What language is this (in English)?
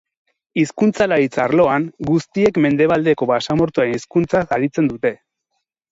Basque